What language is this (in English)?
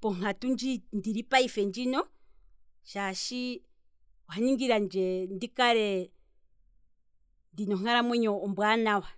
Kwambi